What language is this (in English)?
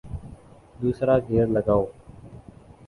Urdu